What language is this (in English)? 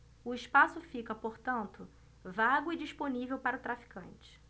Portuguese